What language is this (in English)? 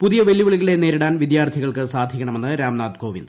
Malayalam